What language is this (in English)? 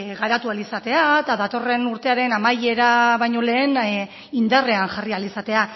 Basque